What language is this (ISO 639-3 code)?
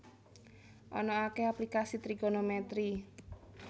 jav